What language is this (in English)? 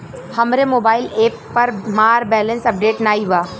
Bhojpuri